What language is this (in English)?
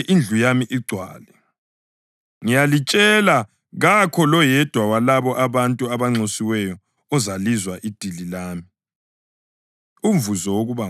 North Ndebele